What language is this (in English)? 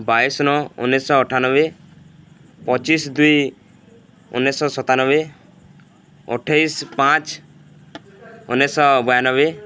Odia